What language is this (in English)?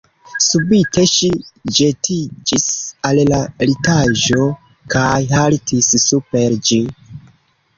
Esperanto